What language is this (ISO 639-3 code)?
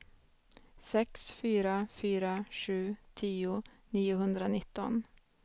swe